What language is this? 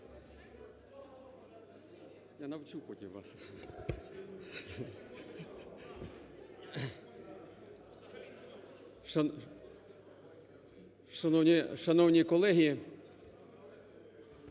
Ukrainian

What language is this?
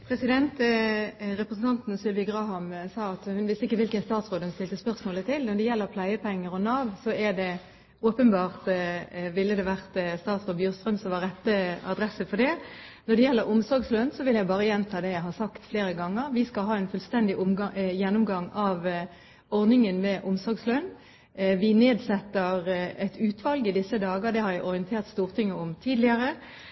Norwegian Bokmål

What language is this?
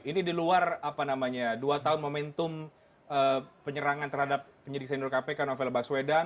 Indonesian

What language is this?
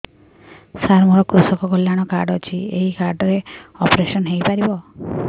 Odia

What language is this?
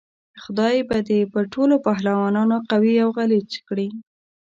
Pashto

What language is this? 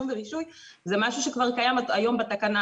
Hebrew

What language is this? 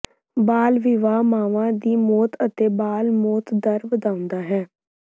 Punjabi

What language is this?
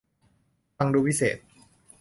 Thai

